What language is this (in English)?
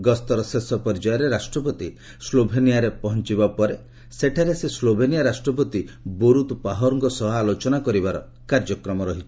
Odia